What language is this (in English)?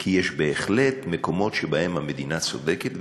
Hebrew